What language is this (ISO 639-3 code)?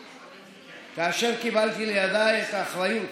heb